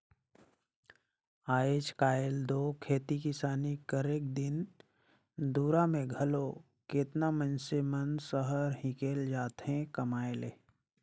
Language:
Chhattisgarhi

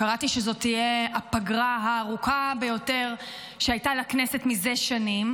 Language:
Hebrew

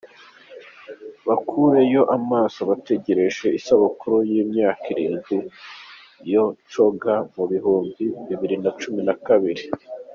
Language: Kinyarwanda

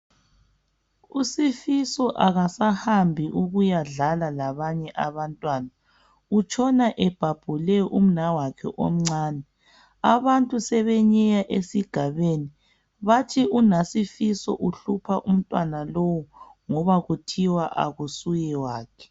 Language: North Ndebele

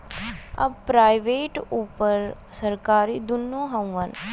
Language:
Bhojpuri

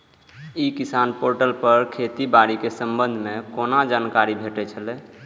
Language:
Maithili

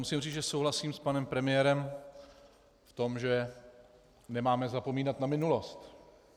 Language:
Czech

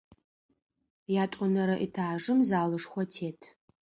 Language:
Adyghe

